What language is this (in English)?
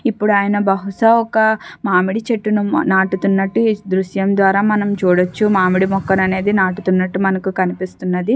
Telugu